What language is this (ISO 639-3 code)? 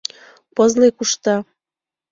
chm